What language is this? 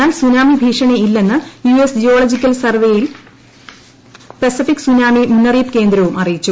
Malayalam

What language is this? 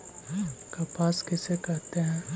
Magahi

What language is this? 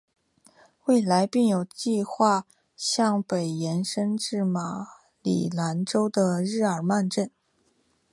Chinese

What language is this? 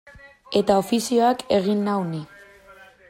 Basque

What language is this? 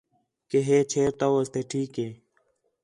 Khetrani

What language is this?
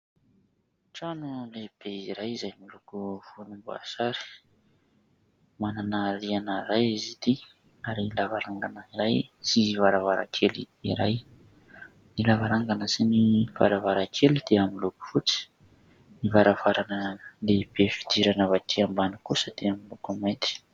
Malagasy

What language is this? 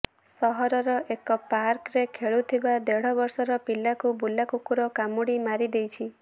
Odia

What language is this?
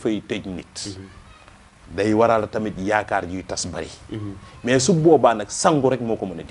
Indonesian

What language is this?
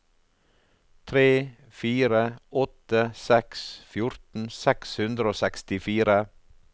Norwegian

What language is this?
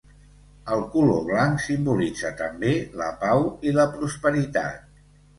Catalan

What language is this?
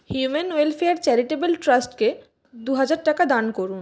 Bangla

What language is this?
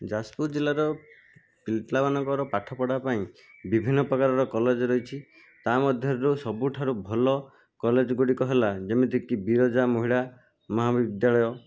Odia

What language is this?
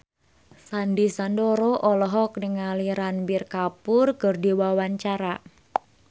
Sundanese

